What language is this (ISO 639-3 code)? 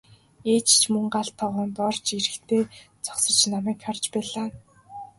mon